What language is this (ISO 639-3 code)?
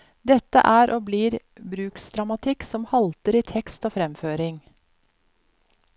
nor